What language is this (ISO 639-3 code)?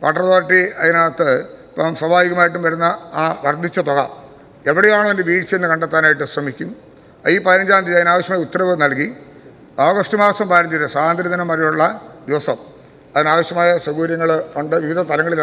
tur